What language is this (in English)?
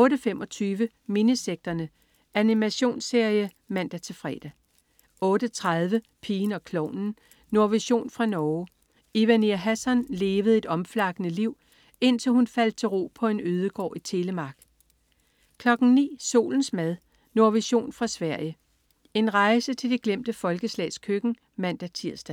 Danish